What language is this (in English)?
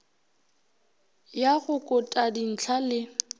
Northern Sotho